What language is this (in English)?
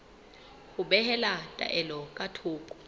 Southern Sotho